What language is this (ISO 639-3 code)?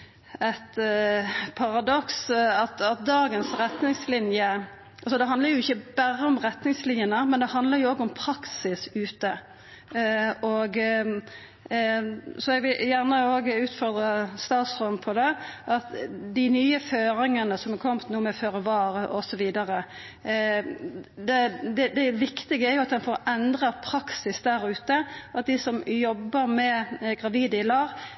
nno